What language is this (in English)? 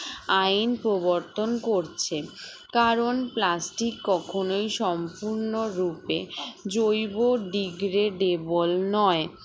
Bangla